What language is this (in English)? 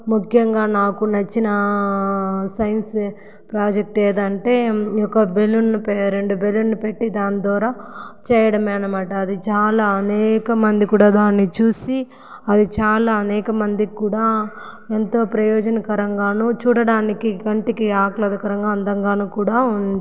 Telugu